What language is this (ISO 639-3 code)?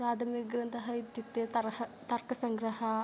san